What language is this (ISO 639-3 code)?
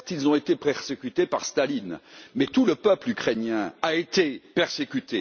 fra